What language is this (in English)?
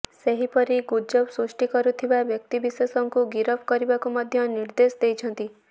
Odia